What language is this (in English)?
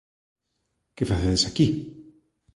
Galician